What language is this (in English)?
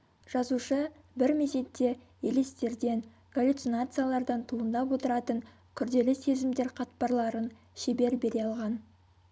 Kazakh